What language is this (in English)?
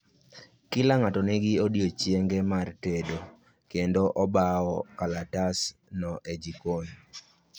Luo (Kenya and Tanzania)